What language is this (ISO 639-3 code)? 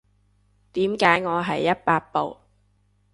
yue